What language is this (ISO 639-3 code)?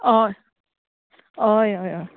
kok